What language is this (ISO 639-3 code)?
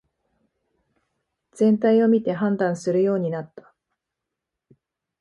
jpn